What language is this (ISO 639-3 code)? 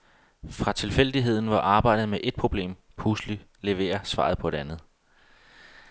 dan